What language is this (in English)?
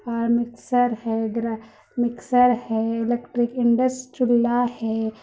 Urdu